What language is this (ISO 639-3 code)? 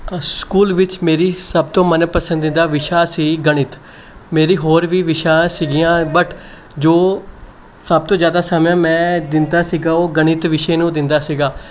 pan